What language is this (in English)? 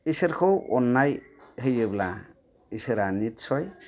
Bodo